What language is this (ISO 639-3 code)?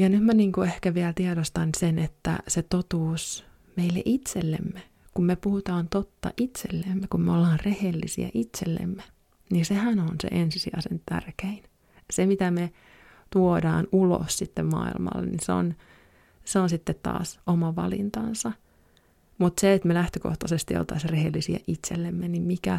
fin